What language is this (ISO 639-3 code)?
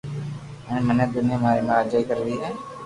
lrk